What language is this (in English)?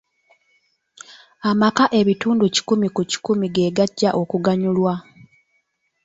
Ganda